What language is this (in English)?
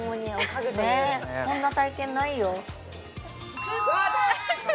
Japanese